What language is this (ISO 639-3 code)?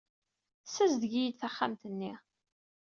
kab